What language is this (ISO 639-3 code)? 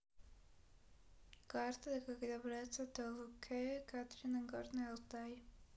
rus